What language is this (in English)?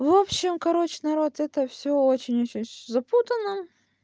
Russian